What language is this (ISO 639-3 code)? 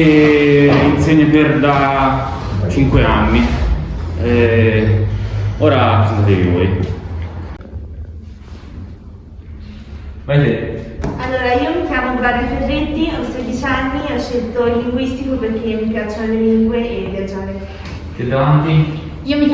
ita